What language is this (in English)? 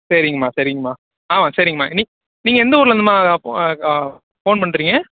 Tamil